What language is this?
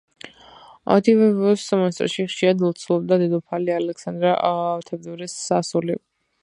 Georgian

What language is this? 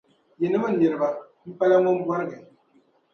Dagbani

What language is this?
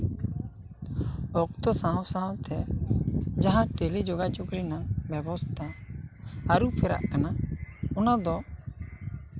Santali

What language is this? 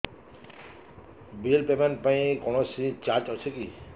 Odia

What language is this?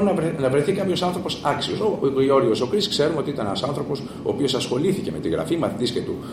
Greek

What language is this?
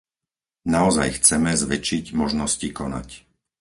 Slovak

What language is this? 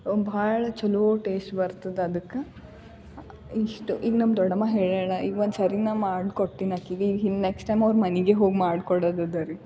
Kannada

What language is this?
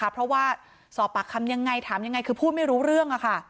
Thai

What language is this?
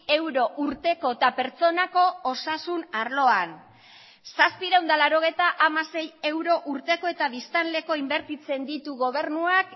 Basque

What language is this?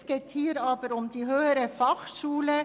Swiss German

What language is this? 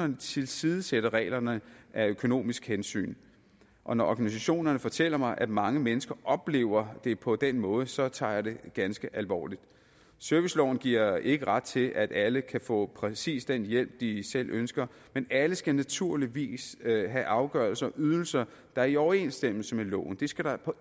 Danish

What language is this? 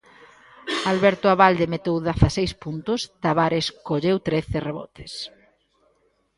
Galician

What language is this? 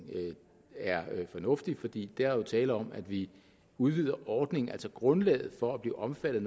Danish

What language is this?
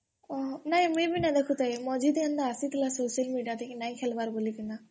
Odia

